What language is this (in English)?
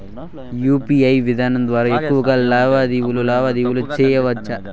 Telugu